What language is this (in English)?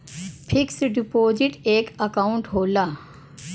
Bhojpuri